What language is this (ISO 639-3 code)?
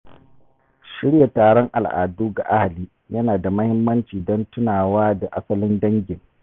hau